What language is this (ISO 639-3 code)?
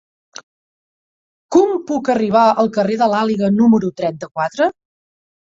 cat